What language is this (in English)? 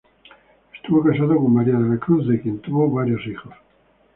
Spanish